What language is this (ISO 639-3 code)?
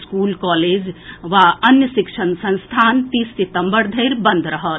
mai